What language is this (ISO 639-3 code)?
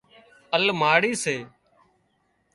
kxp